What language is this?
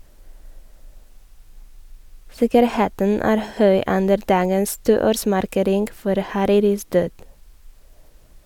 Norwegian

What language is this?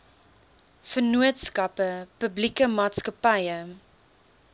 Afrikaans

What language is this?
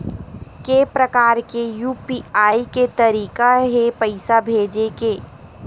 Chhattisgarhi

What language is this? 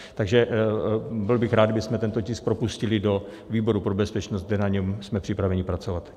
Czech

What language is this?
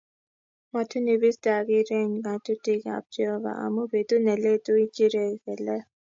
Kalenjin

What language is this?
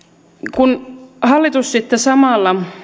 Finnish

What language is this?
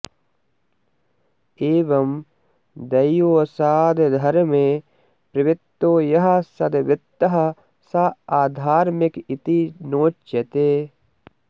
Sanskrit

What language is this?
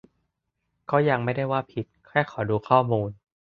Thai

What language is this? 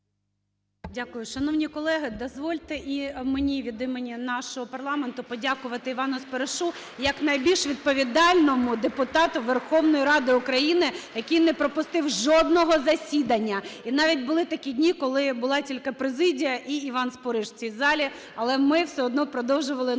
Ukrainian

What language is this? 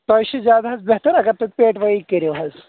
Kashmiri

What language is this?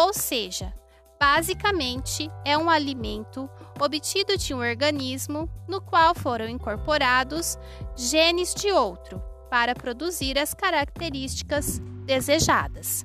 Portuguese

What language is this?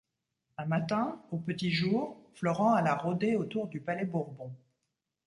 French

